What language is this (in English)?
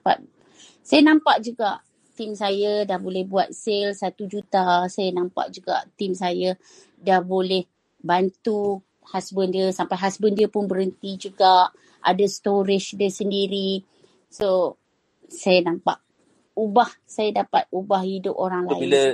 Malay